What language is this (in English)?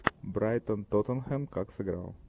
Russian